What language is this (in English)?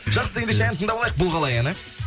Kazakh